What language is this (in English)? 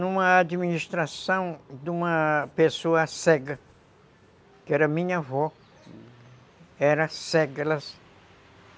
Portuguese